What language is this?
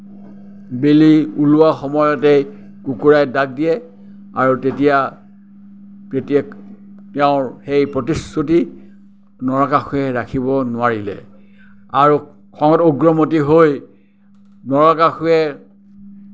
Assamese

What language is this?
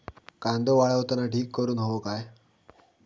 Marathi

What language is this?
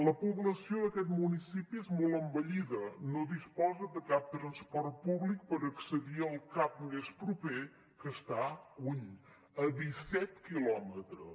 Catalan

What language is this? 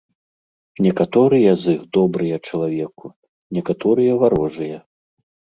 Belarusian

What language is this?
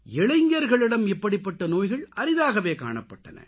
Tamil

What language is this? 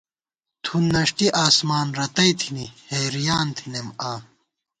Gawar-Bati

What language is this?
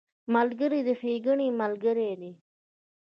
Pashto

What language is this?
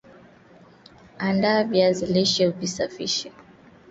Swahili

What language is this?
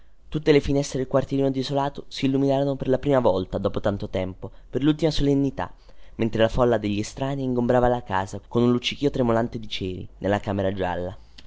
Italian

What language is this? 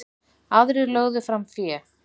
Icelandic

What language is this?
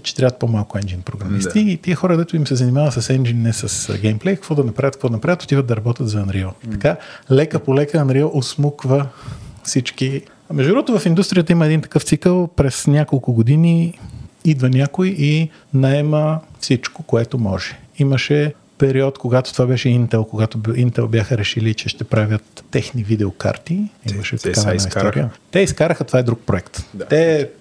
Bulgarian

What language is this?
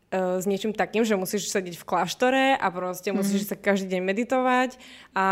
Slovak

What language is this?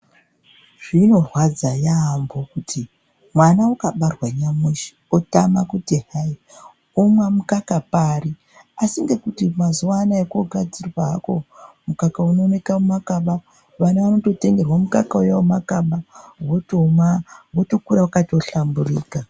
Ndau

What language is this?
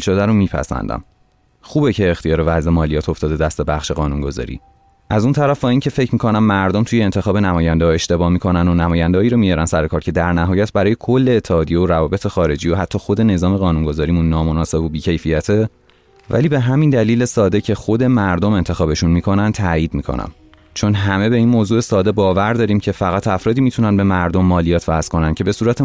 Persian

